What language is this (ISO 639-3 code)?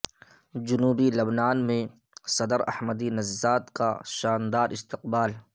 urd